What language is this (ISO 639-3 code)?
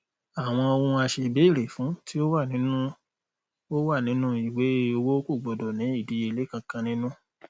yor